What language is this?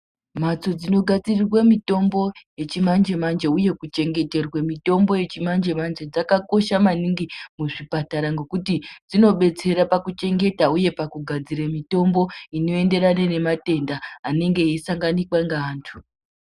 Ndau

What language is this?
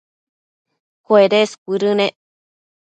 Matsés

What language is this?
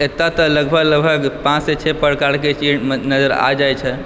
Maithili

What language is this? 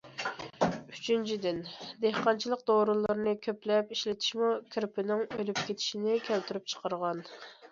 Uyghur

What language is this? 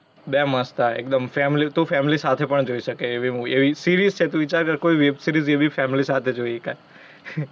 Gujarati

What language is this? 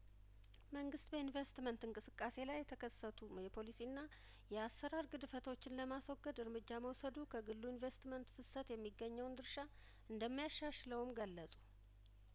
Amharic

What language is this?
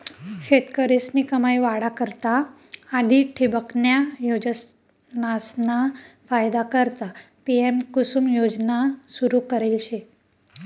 Marathi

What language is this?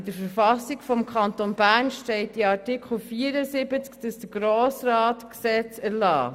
Swiss German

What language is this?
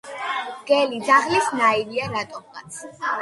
Georgian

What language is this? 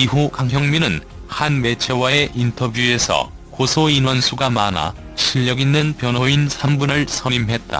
Korean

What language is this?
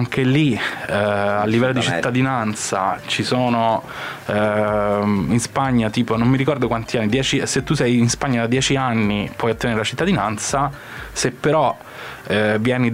Italian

